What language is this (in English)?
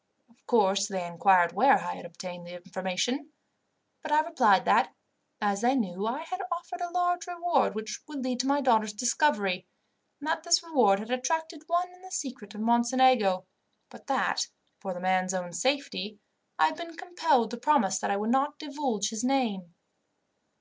English